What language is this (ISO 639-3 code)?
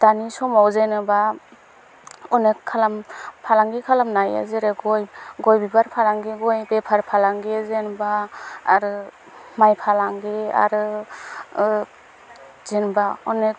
brx